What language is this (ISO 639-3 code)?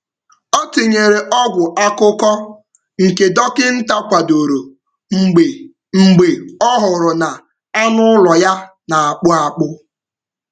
ibo